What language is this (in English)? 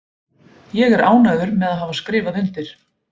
Icelandic